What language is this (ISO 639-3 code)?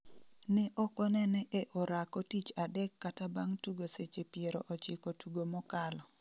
luo